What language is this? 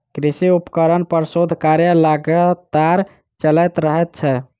Maithili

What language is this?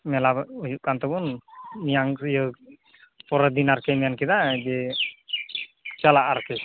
Santali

